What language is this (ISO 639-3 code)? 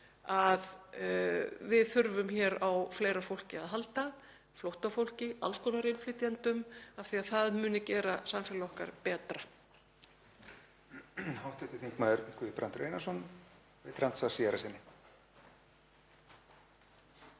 isl